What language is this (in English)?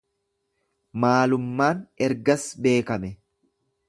Oromo